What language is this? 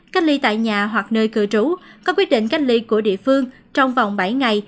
Vietnamese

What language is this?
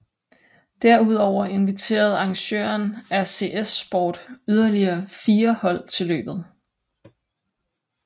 Danish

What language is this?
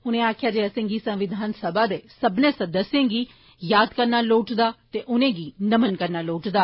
Dogri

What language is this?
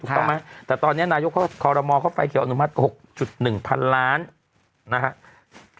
Thai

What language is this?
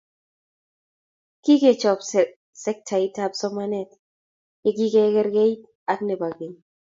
Kalenjin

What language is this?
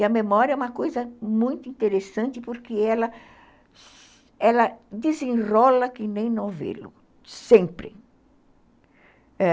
Portuguese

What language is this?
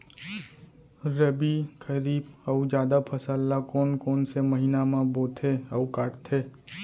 Chhattisgarhi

